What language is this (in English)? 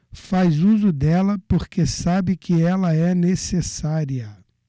Portuguese